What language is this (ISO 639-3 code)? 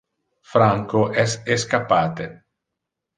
ina